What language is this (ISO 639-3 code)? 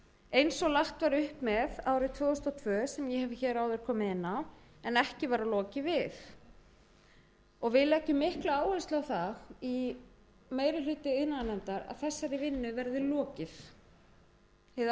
isl